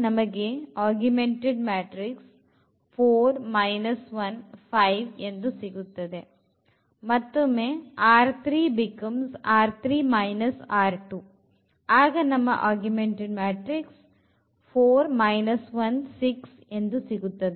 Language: Kannada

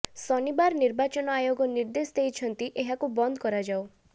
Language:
Odia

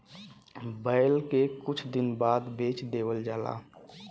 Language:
Bhojpuri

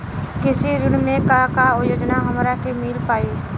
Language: Bhojpuri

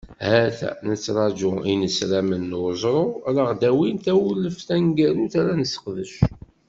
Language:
Kabyle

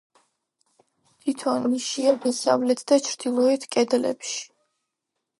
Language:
Georgian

